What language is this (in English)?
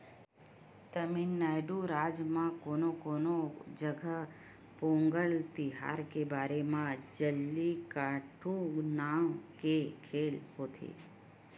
Chhattisgarhi